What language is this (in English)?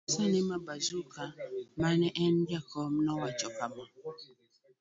Luo (Kenya and Tanzania)